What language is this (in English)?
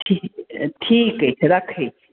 Maithili